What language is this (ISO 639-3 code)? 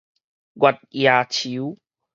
nan